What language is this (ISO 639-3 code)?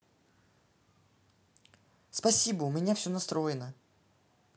rus